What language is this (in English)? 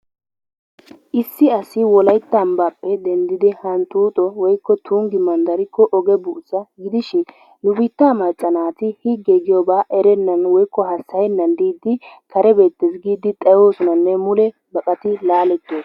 Wolaytta